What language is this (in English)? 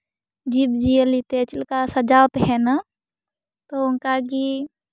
Santali